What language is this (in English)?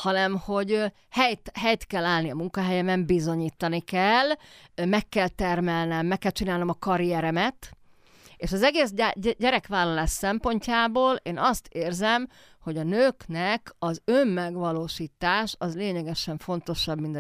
Hungarian